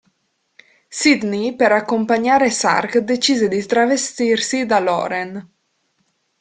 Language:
Italian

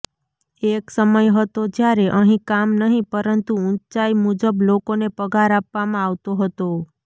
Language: Gujarati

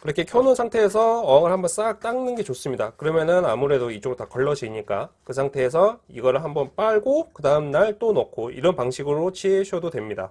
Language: Korean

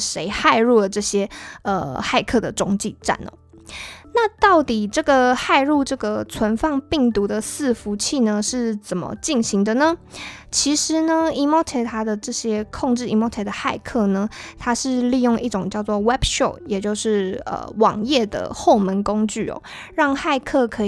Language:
Chinese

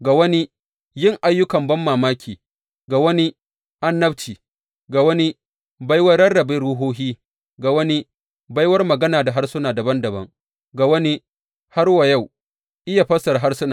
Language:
Hausa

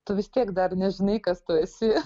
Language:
Lithuanian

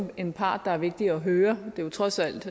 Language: Danish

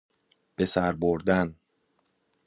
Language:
Persian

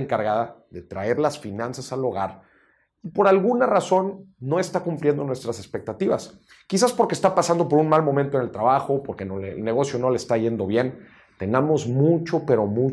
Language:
Spanish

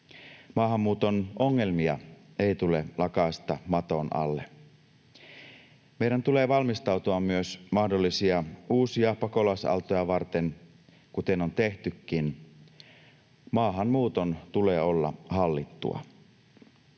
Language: Finnish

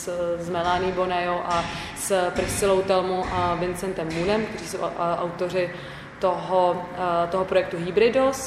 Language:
Czech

